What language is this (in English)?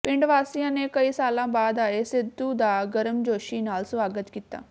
Punjabi